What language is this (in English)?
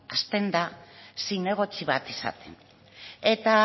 Basque